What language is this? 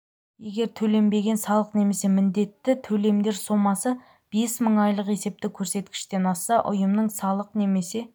Kazakh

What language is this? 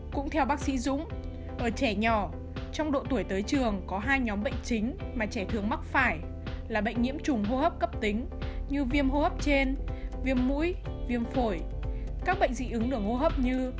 Vietnamese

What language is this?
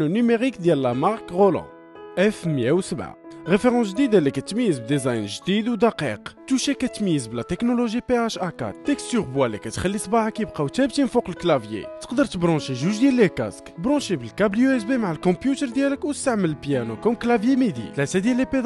Arabic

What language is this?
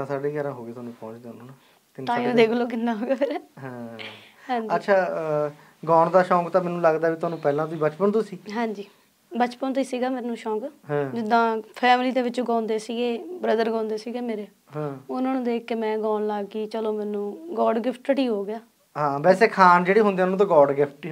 Punjabi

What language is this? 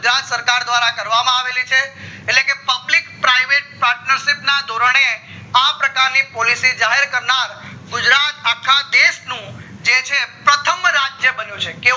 Gujarati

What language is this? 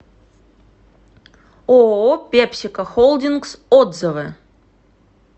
Russian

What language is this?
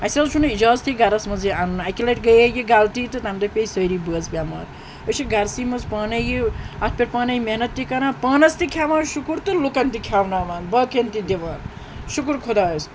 Kashmiri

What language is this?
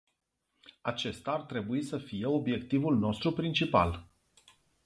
Romanian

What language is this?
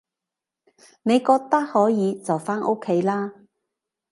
Cantonese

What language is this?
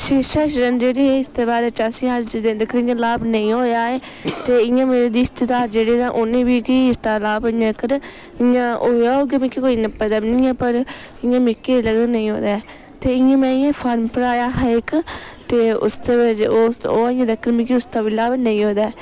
Dogri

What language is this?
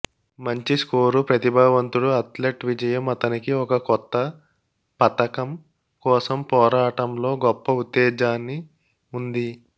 Telugu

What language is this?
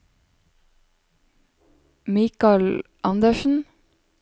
Norwegian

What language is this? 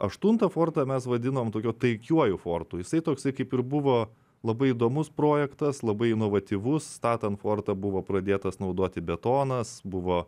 Lithuanian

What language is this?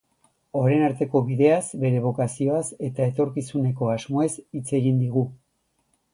Basque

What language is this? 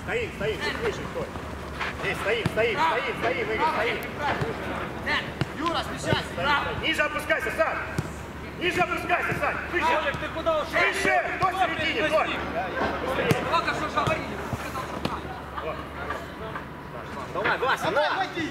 Russian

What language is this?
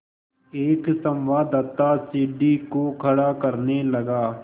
Hindi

